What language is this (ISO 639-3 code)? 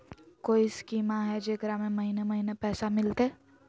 mag